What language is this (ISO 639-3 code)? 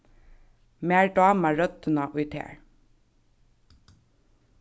fao